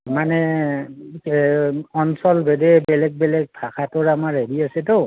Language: Assamese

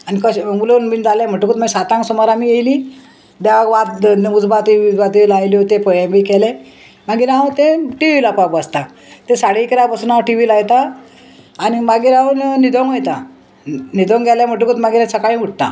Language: Konkani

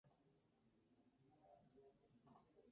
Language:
Spanish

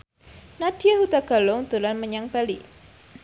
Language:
Javanese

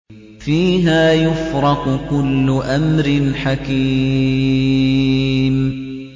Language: Arabic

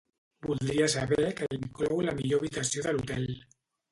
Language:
Catalan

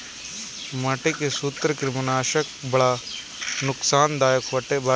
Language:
Bhojpuri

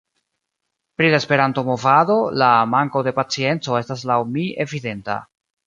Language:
Esperanto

